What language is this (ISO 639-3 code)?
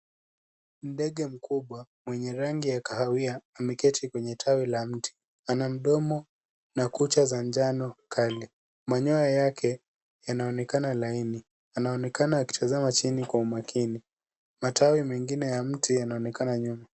swa